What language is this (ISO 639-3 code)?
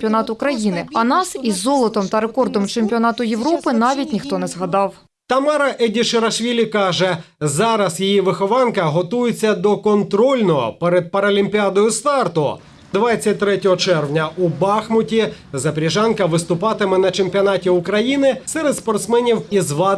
ukr